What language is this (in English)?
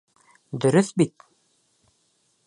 Bashkir